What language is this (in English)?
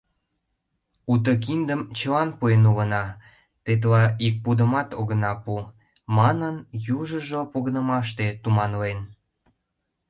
Mari